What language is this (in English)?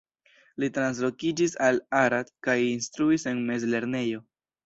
Esperanto